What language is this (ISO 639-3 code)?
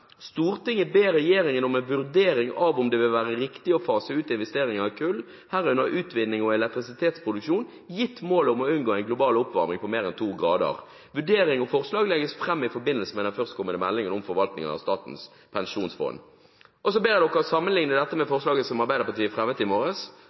nob